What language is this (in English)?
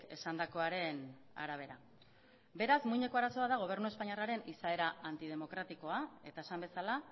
Basque